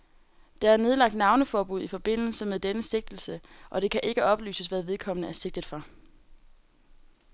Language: Danish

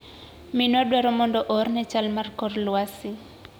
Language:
Luo (Kenya and Tanzania)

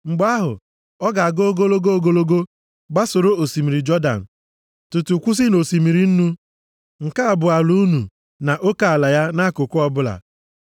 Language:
Igbo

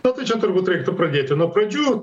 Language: Lithuanian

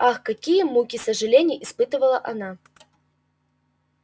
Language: Russian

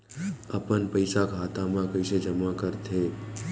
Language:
Chhattisgarhi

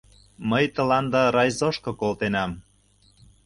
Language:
Mari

